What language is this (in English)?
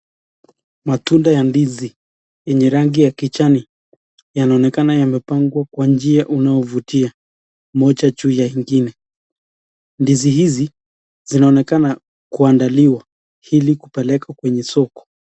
Swahili